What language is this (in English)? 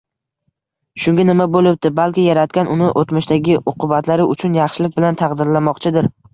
Uzbek